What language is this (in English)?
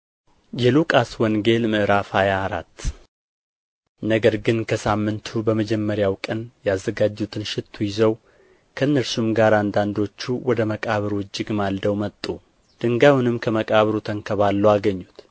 Amharic